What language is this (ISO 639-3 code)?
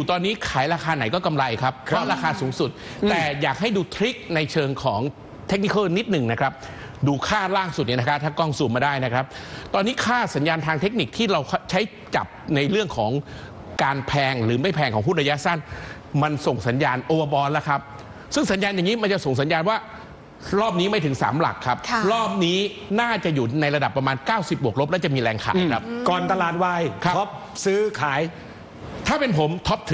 tha